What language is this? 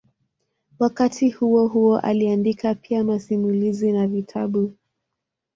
Swahili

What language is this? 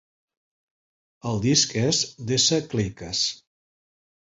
Catalan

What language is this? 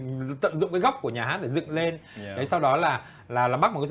Vietnamese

